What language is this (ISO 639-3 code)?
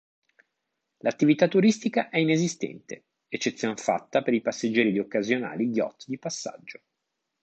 ita